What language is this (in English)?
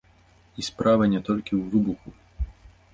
Belarusian